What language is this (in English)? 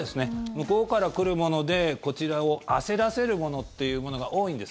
Japanese